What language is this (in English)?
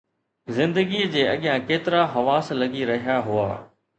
Sindhi